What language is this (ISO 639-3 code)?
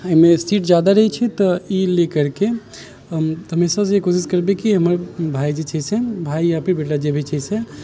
mai